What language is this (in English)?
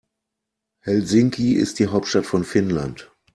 German